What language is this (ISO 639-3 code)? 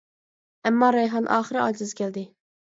uig